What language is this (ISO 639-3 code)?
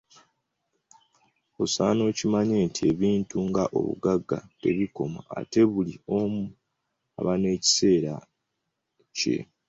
lug